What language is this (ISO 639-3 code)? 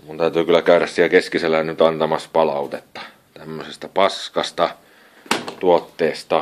fin